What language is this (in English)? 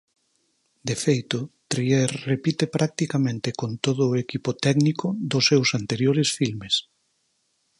Galician